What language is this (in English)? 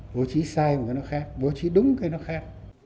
Vietnamese